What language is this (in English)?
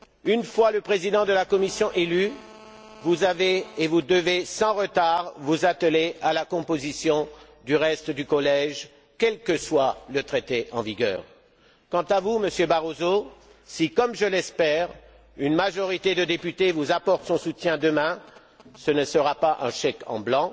French